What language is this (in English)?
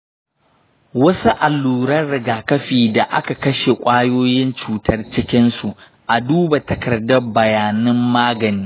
Hausa